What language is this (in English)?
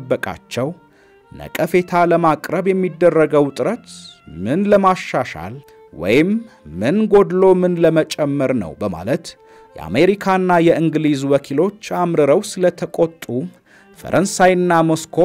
Arabic